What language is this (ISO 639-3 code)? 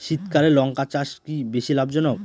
ben